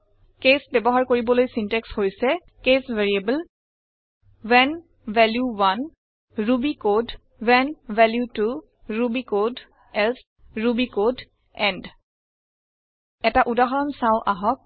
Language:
Assamese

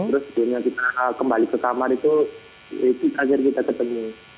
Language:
Indonesian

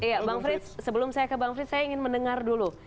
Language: Indonesian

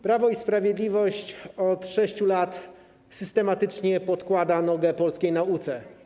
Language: Polish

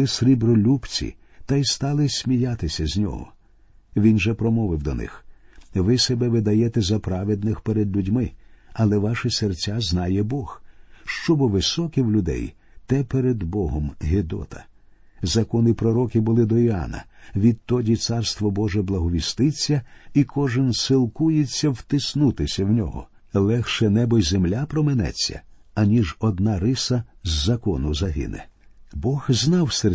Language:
Ukrainian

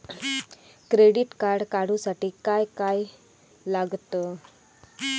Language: Marathi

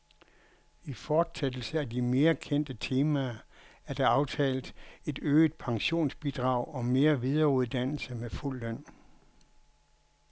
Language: Danish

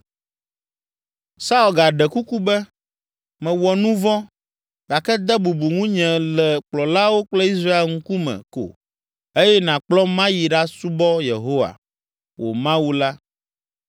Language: Ewe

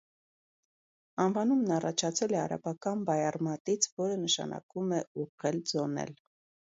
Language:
Armenian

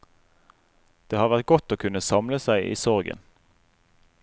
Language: Norwegian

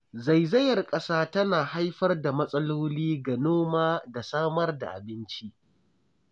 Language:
Hausa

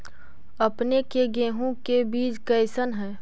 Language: Magahi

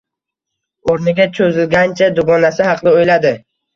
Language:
Uzbek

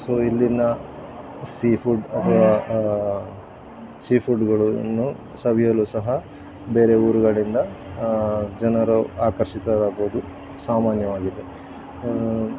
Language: Kannada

